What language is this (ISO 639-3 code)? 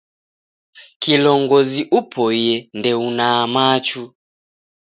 dav